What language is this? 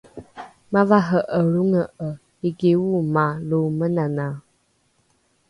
Rukai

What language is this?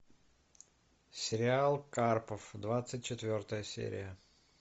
Russian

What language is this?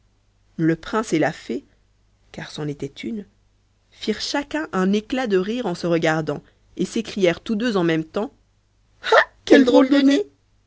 French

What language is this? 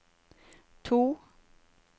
Norwegian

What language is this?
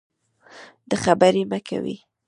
Pashto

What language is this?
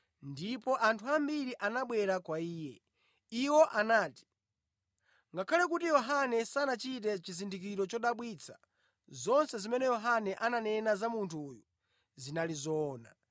Nyanja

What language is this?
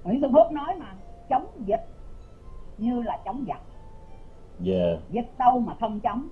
Vietnamese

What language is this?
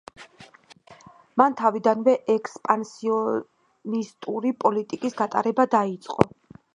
Georgian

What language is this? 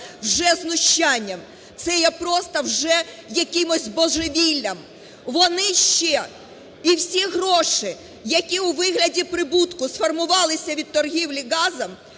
Ukrainian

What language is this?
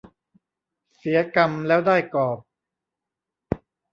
Thai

